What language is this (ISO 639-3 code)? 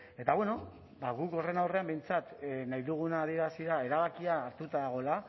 eus